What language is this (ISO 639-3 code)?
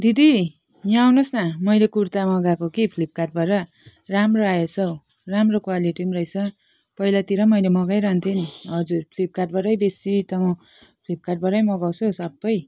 nep